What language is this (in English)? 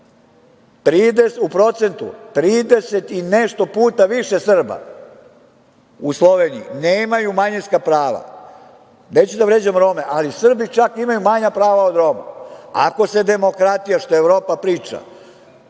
Serbian